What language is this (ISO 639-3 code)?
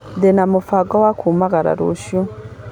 kik